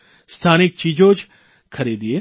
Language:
Gujarati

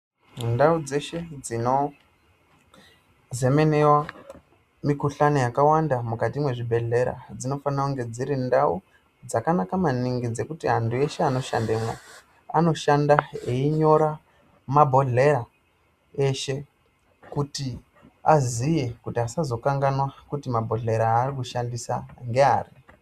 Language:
Ndau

